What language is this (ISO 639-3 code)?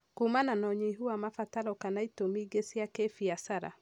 kik